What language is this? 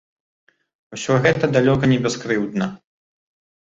Belarusian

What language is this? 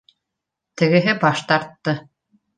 Bashkir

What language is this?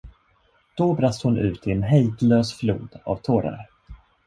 Swedish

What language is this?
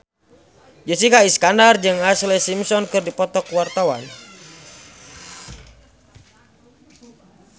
Sundanese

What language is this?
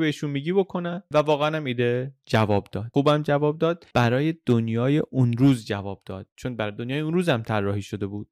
Persian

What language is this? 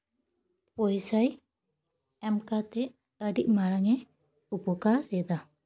Santali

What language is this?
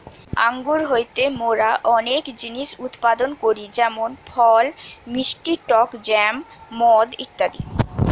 Bangla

